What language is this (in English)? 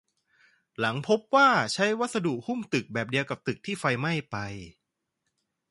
Thai